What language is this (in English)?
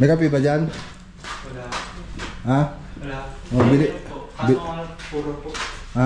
Filipino